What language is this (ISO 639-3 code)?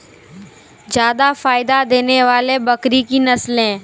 mai